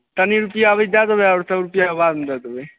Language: Maithili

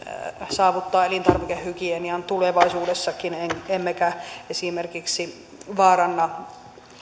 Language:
Finnish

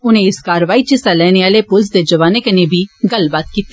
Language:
Dogri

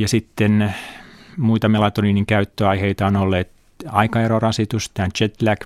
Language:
Finnish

